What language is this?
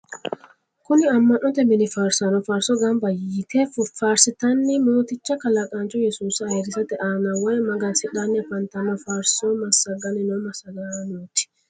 Sidamo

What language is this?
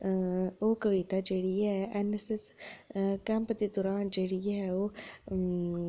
Dogri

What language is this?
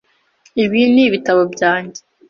Kinyarwanda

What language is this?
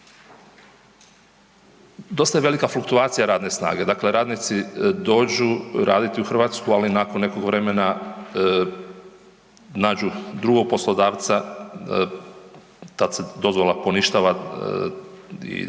Croatian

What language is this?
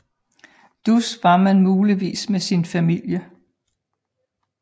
Danish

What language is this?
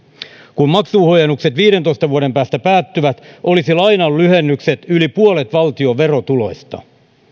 Finnish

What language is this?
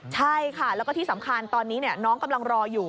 Thai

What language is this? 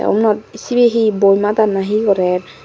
Chakma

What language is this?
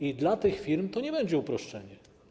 Polish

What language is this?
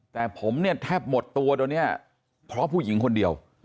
Thai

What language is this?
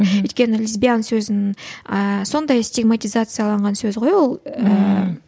Kazakh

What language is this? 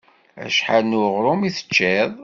Kabyle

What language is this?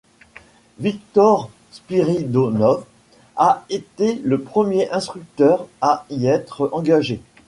French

